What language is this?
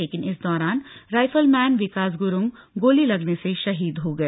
Hindi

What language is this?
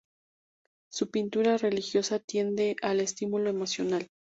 Spanish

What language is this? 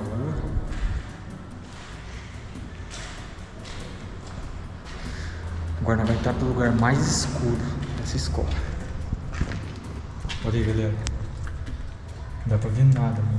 Portuguese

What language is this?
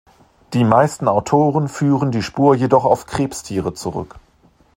German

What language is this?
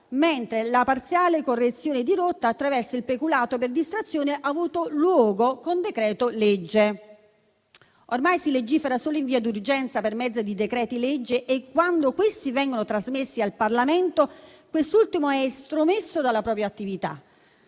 Italian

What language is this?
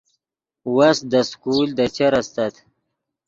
Yidgha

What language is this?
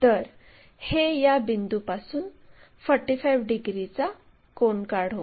Marathi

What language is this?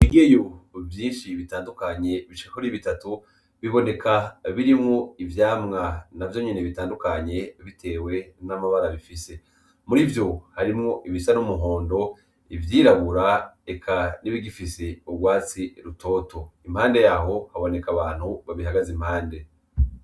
Rundi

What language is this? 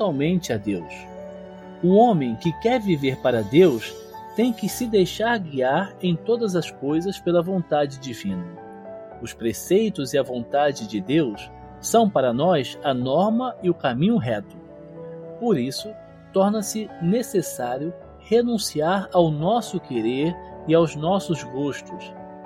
Portuguese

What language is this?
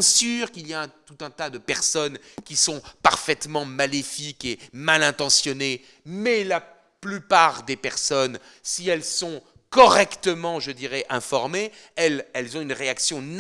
French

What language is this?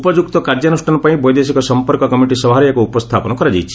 Odia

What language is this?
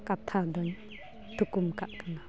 Santali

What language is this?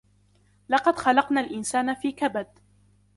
Arabic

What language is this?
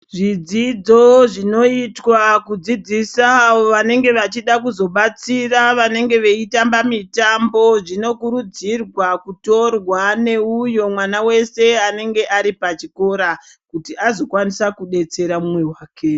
Ndau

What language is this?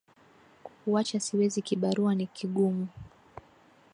Swahili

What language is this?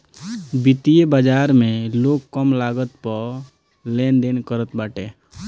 Bhojpuri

